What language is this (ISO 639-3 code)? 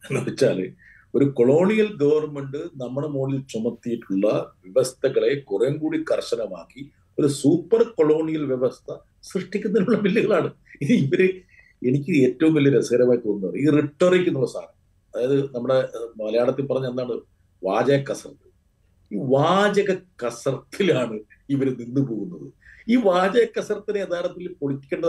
mal